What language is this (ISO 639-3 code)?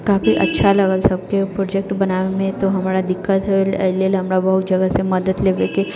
mai